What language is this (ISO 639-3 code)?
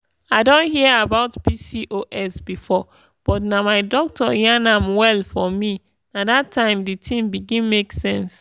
pcm